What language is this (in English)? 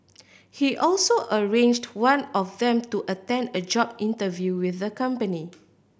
English